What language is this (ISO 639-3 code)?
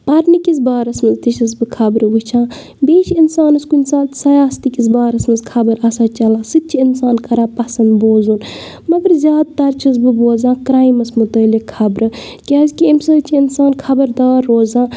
kas